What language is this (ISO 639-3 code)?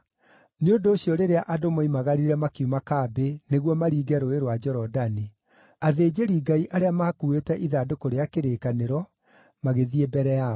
kik